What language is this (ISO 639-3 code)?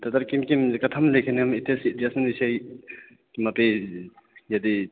san